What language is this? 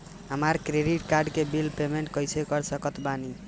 Bhojpuri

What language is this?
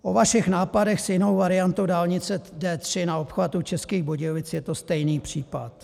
Czech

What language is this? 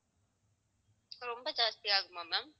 Tamil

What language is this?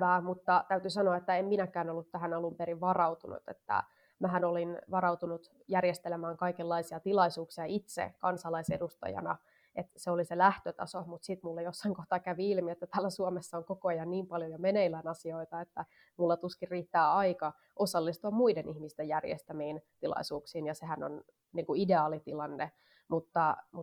Finnish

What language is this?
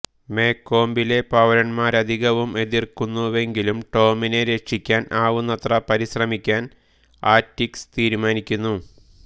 Malayalam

